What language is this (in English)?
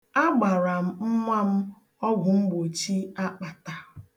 Igbo